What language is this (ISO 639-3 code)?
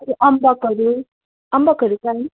nep